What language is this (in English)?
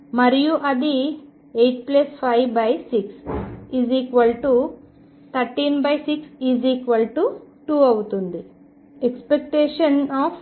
Telugu